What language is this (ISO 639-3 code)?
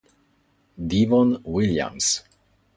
ita